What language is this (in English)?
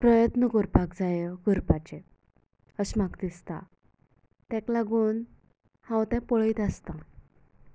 Konkani